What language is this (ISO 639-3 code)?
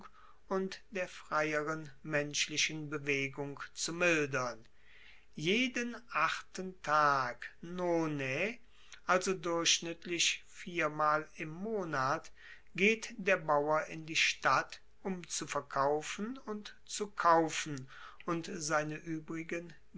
deu